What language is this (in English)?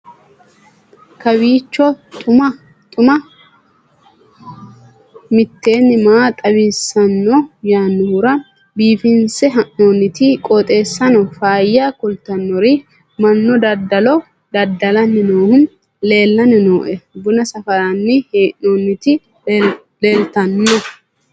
Sidamo